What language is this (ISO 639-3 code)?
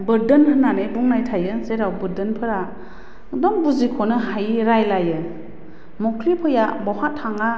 brx